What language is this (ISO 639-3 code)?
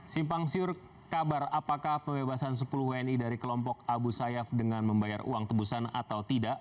ind